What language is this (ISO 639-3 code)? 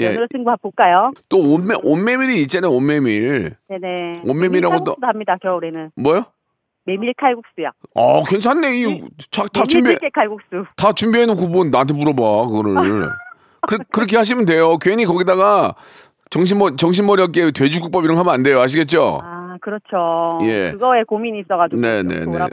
kor